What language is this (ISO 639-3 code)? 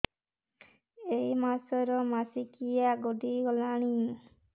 ori